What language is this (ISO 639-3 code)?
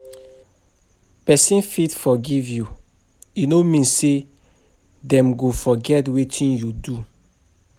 pcm